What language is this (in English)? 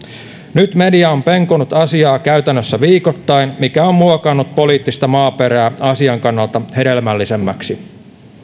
Finnish